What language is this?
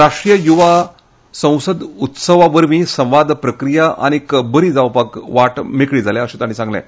Konkani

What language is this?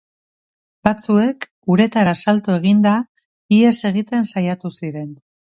Basque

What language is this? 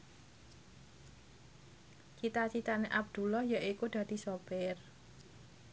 Javanese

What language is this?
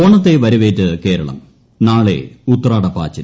Malayalam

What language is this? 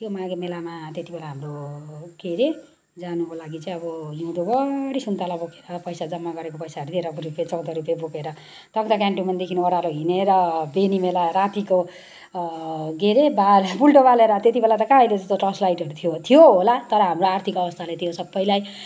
Nepali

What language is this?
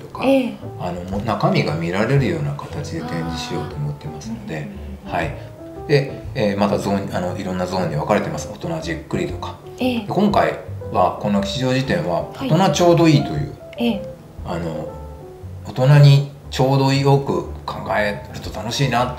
Japanese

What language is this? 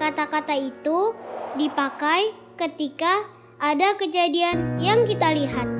Indonesian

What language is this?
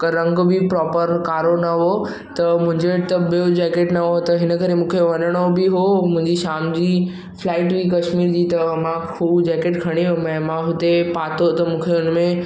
Sindhi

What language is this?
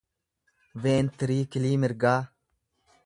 Oromo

